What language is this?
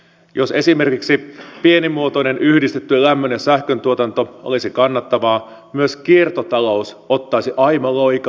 Finnish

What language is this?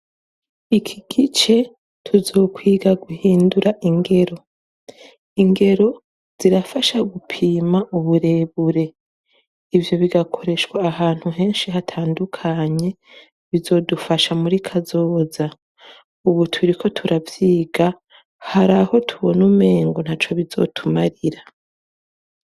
Rundi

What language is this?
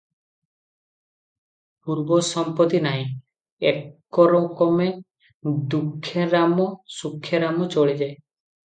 Odia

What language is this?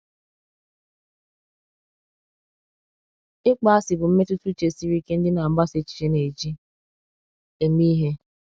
Igbo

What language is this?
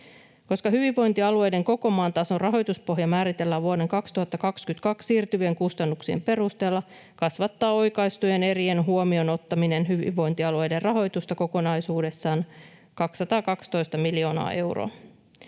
Finnish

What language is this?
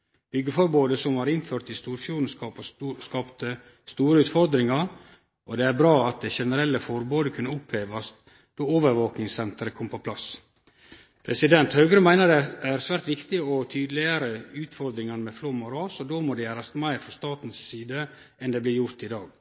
Norwegian Nynorsk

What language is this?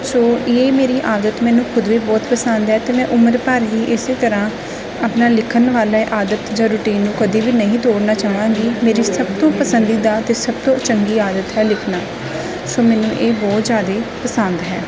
Punjabi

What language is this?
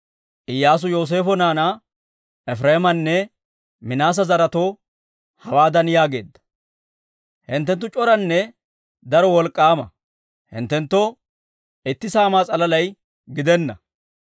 Dawro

